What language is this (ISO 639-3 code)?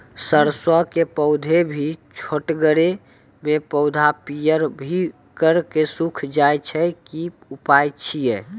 mai